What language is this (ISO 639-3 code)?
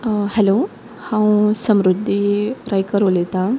kok